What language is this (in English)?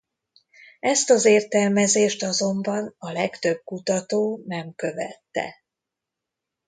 Hungarian